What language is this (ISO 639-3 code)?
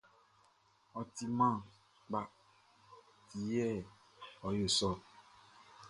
bci